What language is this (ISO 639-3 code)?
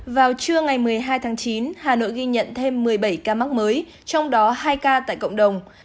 vie